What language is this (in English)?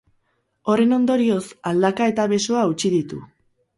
Basque